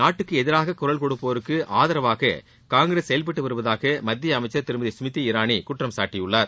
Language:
Tamil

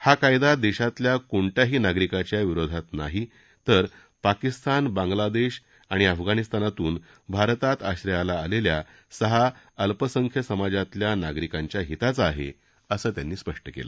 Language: Marathi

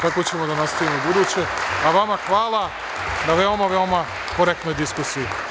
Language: Serbian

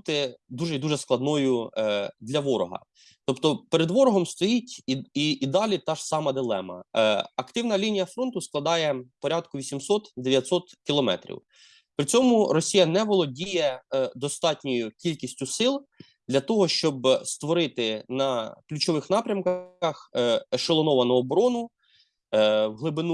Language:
Ukrainian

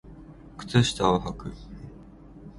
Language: Japanese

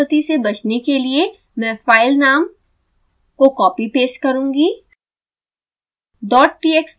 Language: Hindi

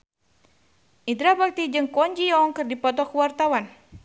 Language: Sundanese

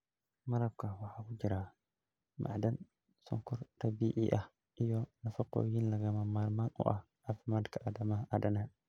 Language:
Somali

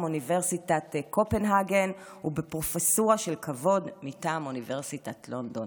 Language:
Hebrew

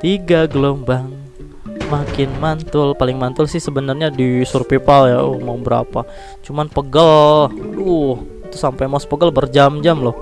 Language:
Indonesian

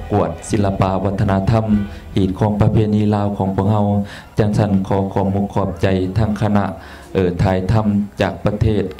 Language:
Thai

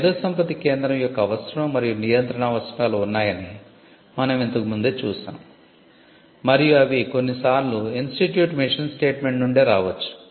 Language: Telugu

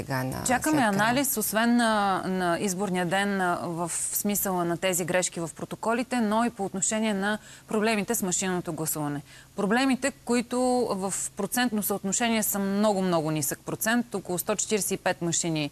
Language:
Bulgarian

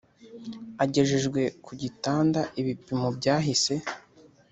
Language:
Kinyarwanda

